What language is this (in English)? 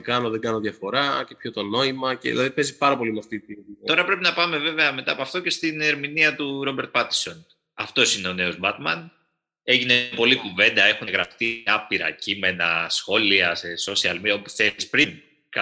Greek